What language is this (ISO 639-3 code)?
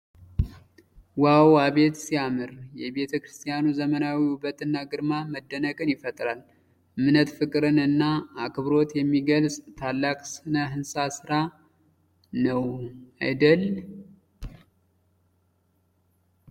amh